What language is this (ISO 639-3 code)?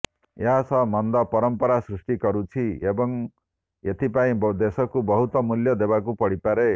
ori